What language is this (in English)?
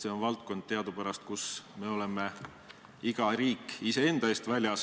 Estonian